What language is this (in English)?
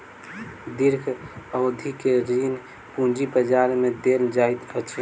Maithili